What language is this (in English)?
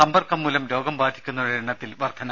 Malayalam